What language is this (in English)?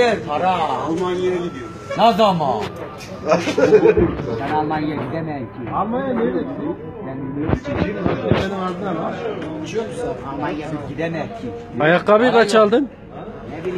Turkish